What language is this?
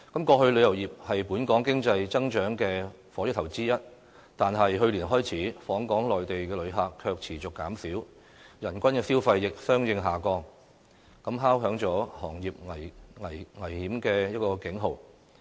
Cantonese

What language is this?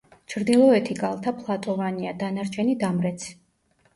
Georgian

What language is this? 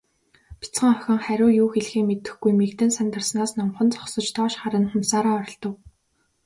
Mongolian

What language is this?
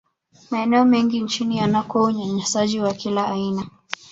Swahili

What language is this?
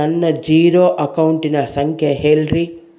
Kannada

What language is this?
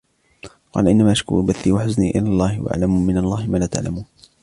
Arabic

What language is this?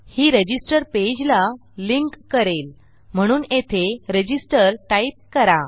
Marathi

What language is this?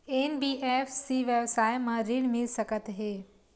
Chhattisgarhi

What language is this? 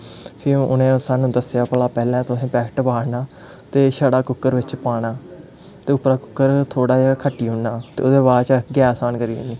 Dogri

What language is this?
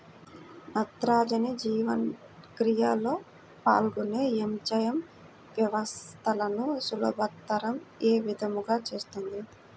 Telugu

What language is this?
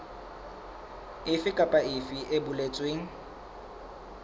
Southern Sotho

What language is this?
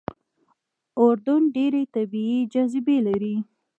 Pashto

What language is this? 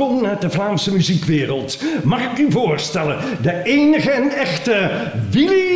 Dutch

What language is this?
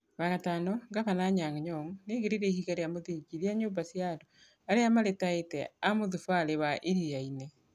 Kikuyu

